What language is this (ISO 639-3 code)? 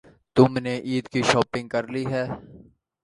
urd